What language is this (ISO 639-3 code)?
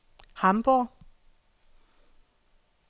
dan